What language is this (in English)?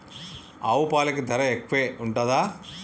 Telugu